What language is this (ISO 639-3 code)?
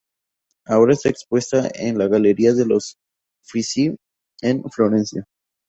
spa